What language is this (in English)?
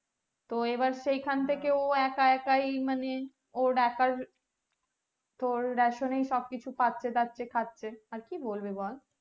Bangla